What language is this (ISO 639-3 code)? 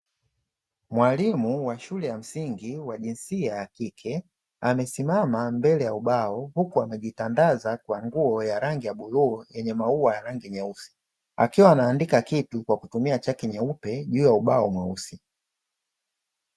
swa